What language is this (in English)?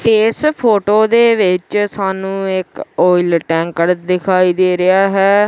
Punjabi